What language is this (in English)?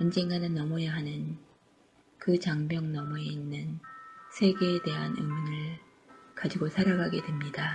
Korean